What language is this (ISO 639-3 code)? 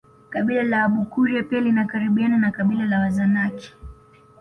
swa